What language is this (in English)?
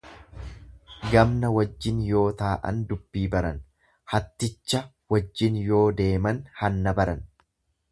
Oromo